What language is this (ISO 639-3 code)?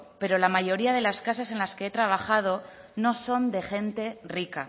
spa